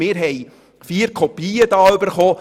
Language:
Swiss German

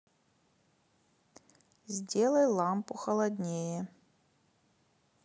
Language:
Russian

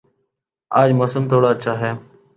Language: Urdu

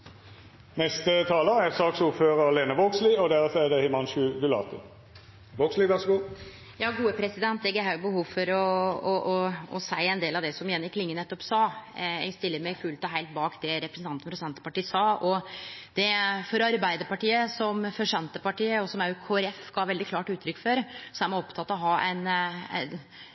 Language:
Norwegian Nynorsk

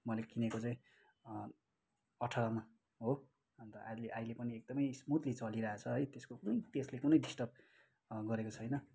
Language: Nepali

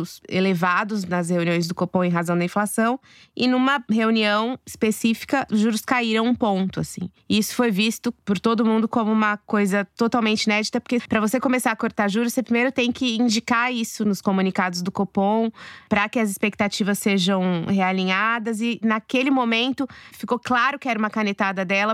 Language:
Portuguese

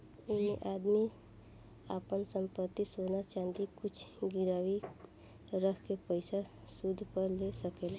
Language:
Bhojpuri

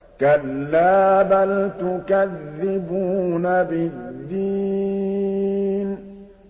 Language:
Arabic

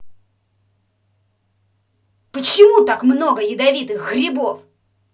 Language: Russian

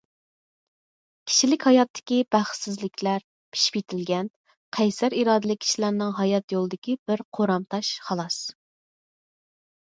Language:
Uyghur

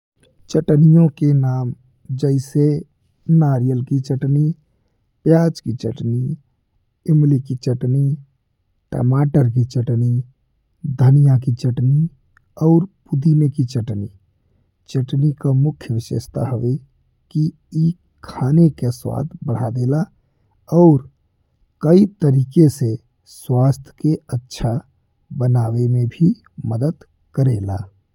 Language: Bhojpuri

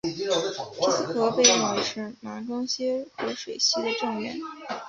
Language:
Chinese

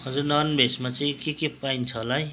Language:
Nepali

